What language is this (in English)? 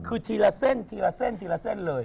Thai